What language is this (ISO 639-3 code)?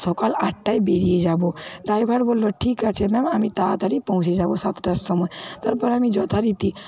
ben